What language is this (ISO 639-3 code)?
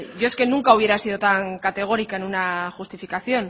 spa